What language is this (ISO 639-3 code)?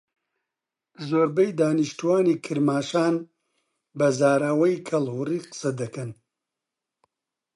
ckb